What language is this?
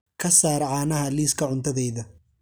Somali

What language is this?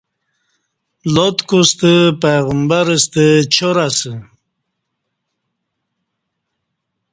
Kati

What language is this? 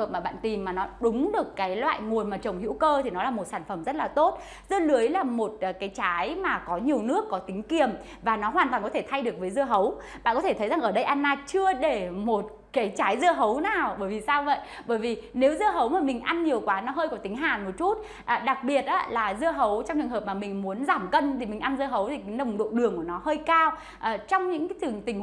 Vietnamese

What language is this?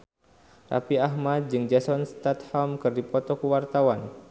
Sundanese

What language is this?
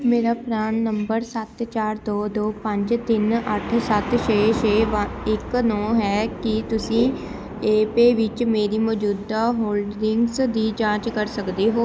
Punjabi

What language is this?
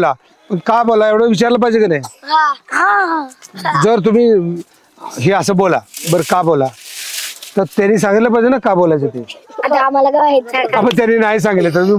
Marathi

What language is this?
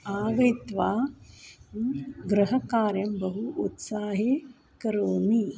Sanskrit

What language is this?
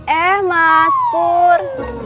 Indonesian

